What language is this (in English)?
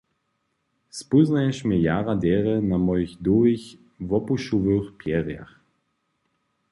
Upper Sorbian